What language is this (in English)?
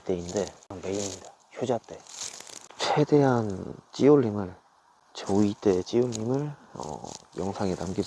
Korean